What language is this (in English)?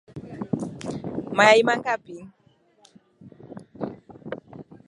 Swahili